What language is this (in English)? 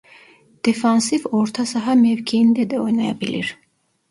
Turkish